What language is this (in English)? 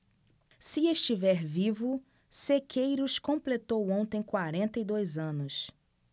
Portuguese